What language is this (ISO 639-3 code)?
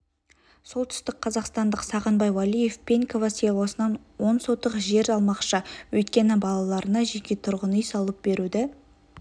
kaz